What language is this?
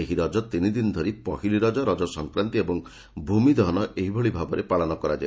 Odia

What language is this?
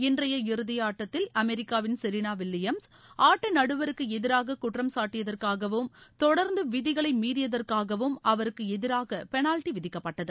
Tamil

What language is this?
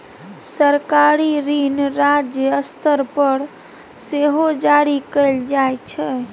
Maithili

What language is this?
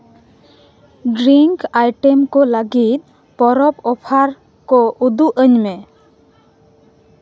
Santali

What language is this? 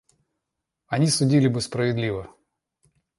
Russian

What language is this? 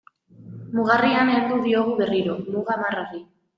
Basque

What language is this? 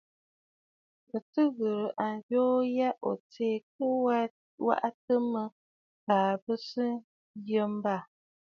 Bafut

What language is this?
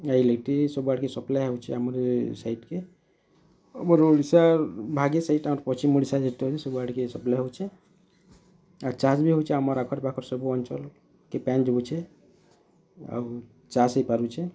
Odia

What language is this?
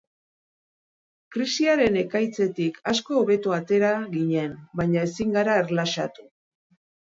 Basque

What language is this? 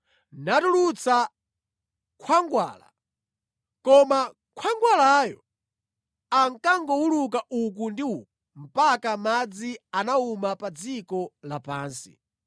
Nyanja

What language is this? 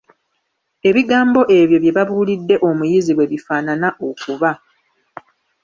Ganda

